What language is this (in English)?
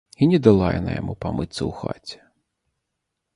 Belarusian